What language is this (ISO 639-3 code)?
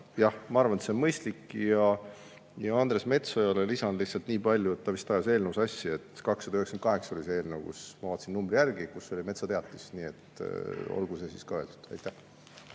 est